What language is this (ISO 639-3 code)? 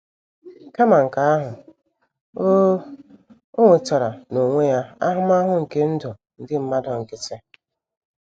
ibo